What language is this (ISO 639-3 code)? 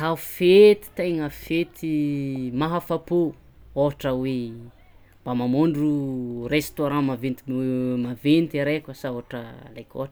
xmw